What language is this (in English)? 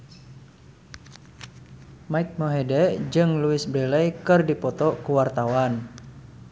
Sundanese